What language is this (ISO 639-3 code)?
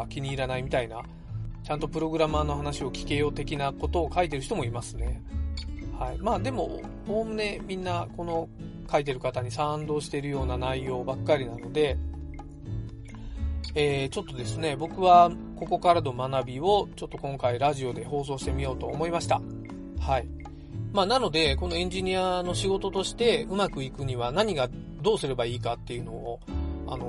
jpn